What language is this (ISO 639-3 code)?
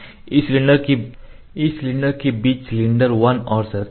hin